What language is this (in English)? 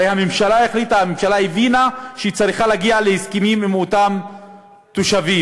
Hebrew